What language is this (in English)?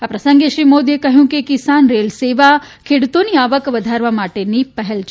Gujarati